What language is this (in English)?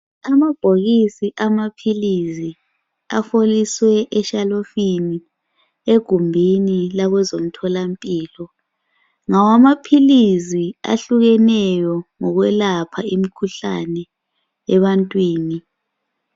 North Ndebele